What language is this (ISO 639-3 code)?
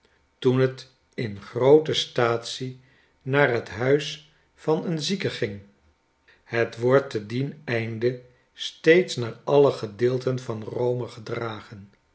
nld